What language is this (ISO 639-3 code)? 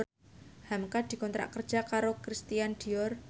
jav